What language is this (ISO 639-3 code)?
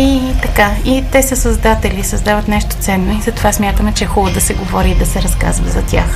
bul